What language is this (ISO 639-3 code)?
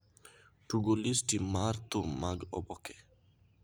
luo